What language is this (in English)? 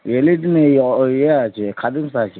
Bangla